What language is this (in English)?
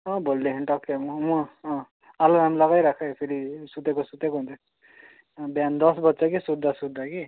Nepali